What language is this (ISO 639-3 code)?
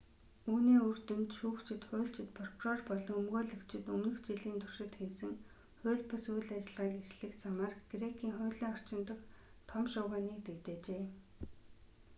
mon